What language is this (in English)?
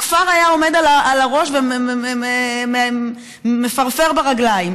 Hebrew